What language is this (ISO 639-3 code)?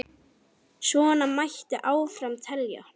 isl